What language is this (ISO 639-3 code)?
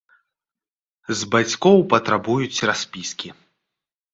bel